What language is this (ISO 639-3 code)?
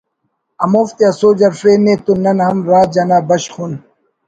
brh